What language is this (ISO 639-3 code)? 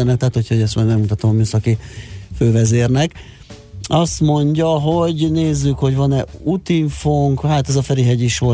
hun